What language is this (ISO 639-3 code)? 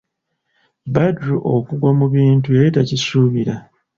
lug